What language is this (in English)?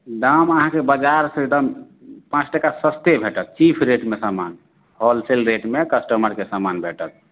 Maithili